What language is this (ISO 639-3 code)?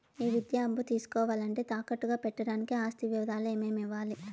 tel